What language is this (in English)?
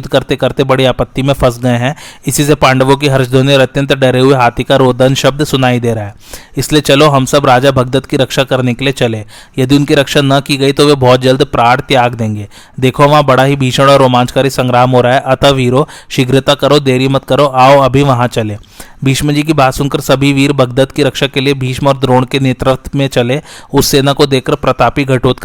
Hindi